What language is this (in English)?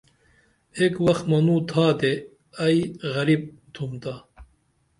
Dameli